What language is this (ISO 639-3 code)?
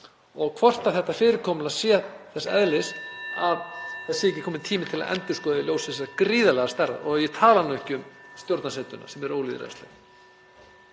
isl